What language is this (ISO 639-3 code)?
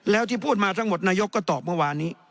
tha